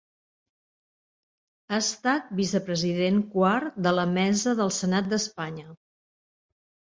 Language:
Catalan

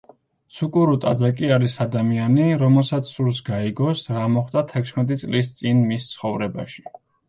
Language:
Georgian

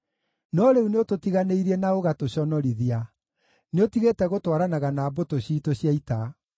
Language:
Kikuyu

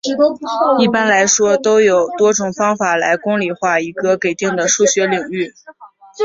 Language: Chinese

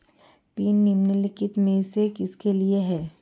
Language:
Hindi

